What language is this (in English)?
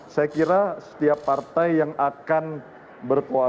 Indonesian